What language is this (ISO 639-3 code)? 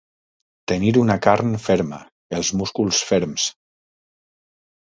cat